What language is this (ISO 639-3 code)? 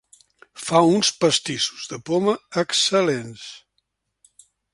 cat